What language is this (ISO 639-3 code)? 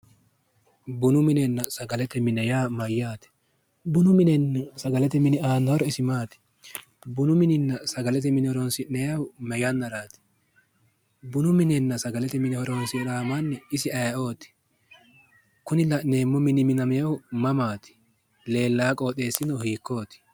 sid